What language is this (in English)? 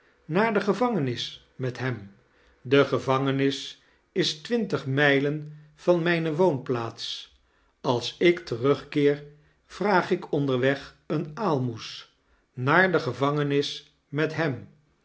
Dutch